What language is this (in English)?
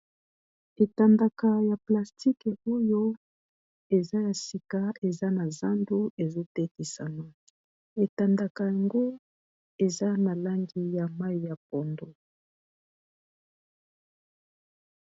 Lingala